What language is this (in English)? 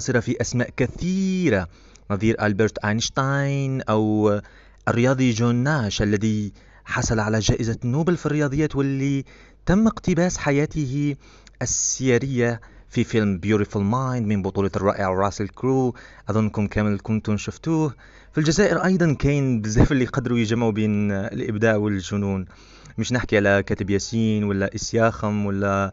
Arabic